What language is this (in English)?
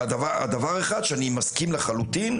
Hebrew